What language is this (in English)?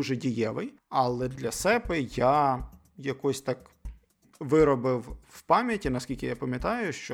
Ukrainian